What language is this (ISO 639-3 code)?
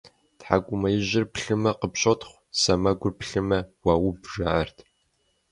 kbd